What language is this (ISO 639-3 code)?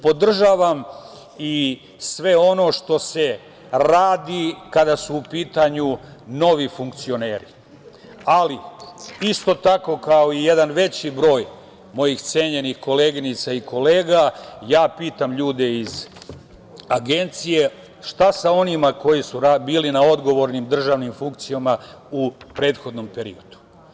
srp